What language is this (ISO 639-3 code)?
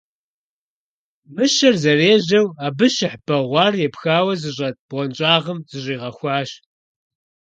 kbd